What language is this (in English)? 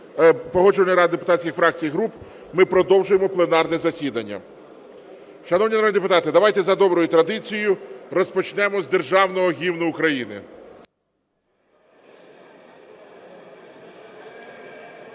Ukrainian